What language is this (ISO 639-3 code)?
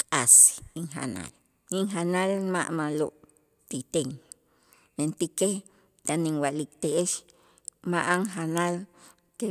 itz